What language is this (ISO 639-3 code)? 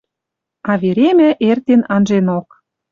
mrj